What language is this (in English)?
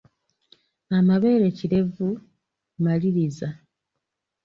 Ganda